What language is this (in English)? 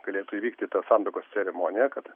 Lithuanian